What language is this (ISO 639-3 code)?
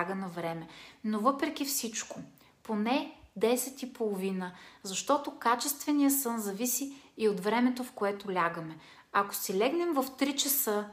bul